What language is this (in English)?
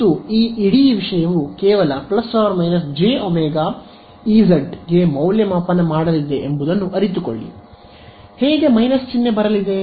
Kannada